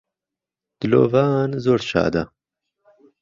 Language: Central Kurdish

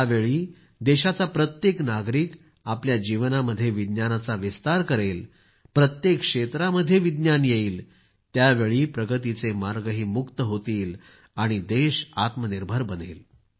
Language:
Marathi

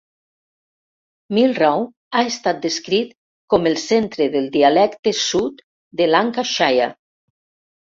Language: Catalan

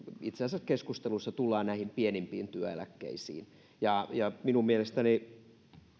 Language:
Finnish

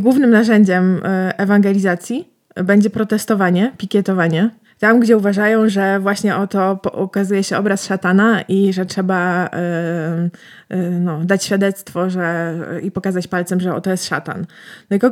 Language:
Polish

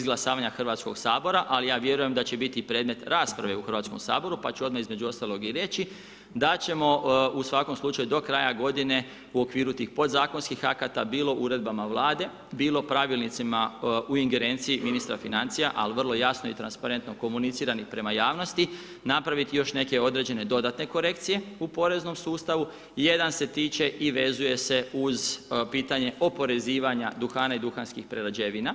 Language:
Croatian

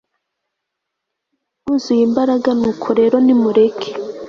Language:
Kinyarwanda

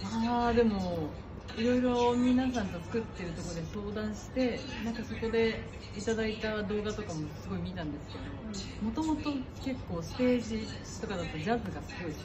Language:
Japanese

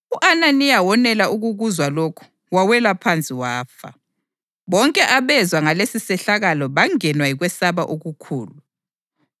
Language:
North Ndebele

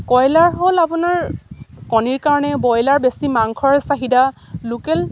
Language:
Assamese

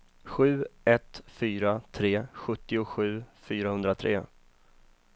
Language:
Swedish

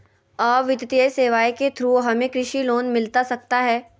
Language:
Magahi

